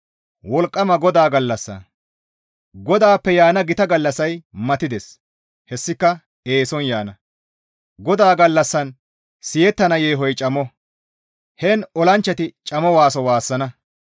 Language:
Gamo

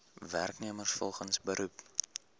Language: Afrikaans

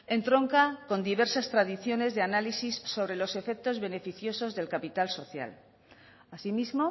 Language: Spanish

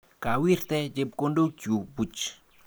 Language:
Kalenjin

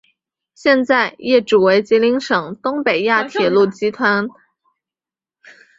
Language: Chinese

